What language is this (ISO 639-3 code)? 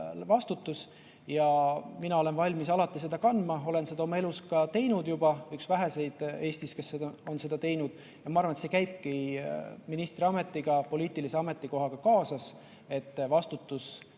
est